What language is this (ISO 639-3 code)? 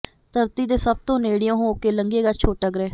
pan